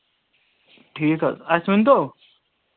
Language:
Kashmiri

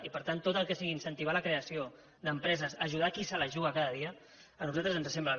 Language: Catalan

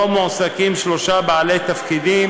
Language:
Hebrew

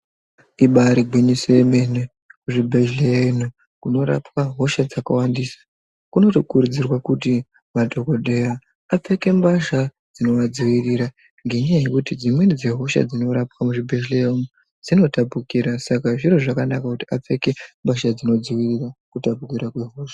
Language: Ndau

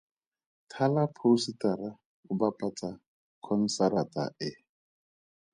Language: Tswana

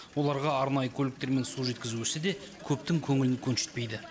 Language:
Kazakh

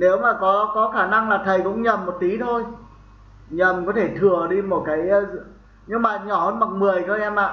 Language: Vietnamese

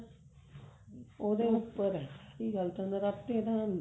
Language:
Punjabi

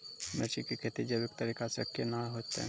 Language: Maithili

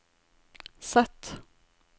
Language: Norwegian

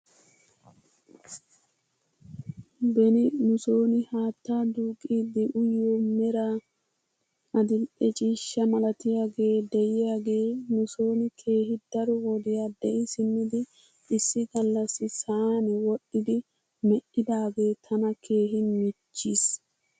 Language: Wolaytta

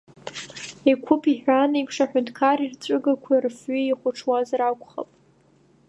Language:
Abkhazian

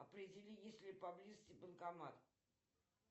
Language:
Russian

